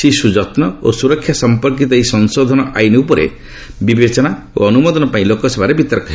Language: Odia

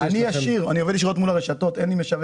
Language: Hebrew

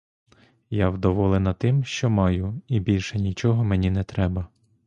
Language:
Ukrainian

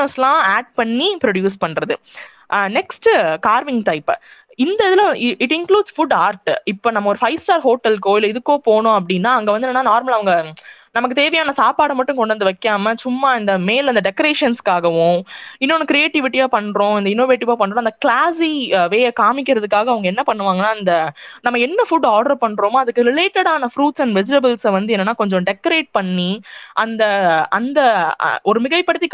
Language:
Tamil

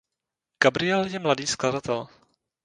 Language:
Czech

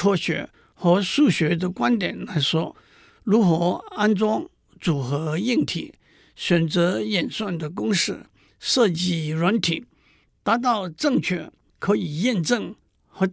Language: Chinese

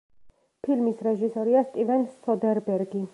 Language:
Georgian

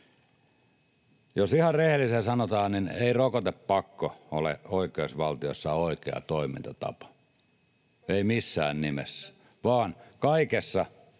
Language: Finnish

